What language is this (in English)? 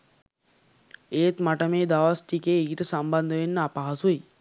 Sinhala